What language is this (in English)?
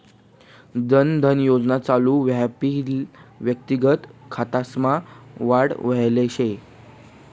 Marathi